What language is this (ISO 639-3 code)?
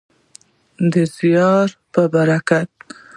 pus